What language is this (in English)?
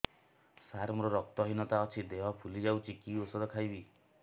Odia